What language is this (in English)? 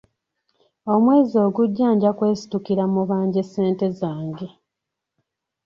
Ganda